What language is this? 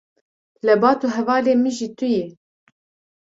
Kurdish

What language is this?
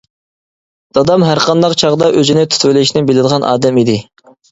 Uyghur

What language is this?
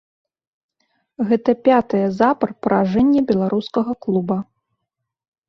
Belarusian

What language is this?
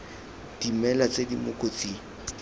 Tswana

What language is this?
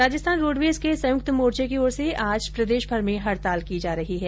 Hindi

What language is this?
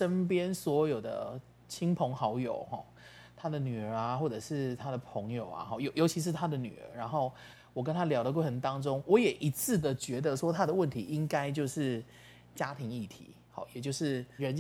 Chinese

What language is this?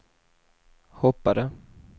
Swedish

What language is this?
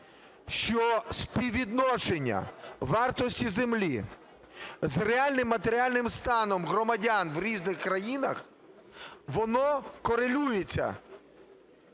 Ukrainian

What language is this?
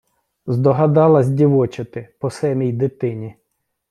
Ukrainian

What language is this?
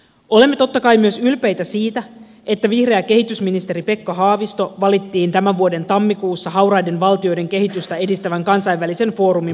Finnish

